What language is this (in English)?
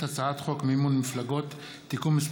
Hebrew